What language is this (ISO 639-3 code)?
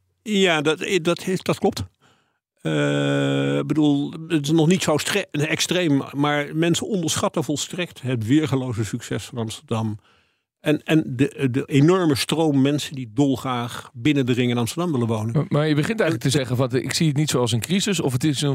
nld